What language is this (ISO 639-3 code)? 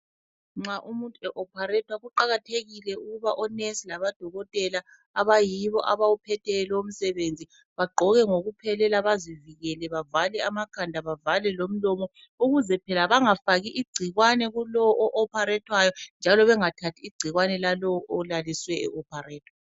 nde